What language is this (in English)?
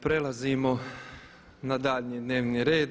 Croatian